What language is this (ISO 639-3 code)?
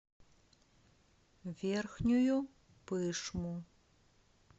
rus